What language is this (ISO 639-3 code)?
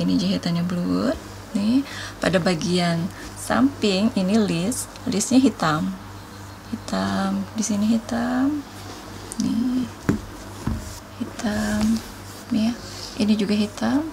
ind